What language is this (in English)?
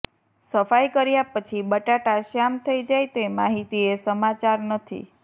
Gujarati